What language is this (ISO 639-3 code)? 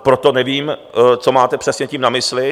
ces